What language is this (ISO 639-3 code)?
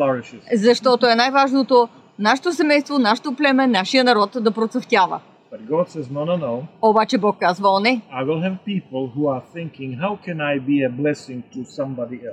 bul